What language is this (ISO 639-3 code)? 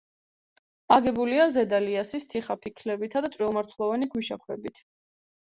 kat